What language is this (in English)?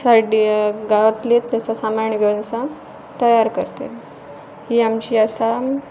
Konkani